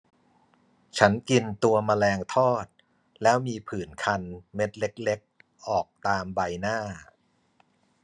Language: Thai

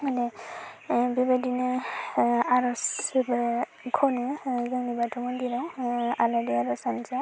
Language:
Bodo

